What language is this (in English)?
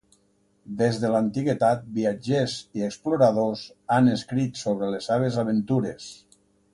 Catalan